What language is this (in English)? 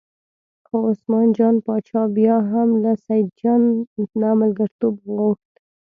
Pashto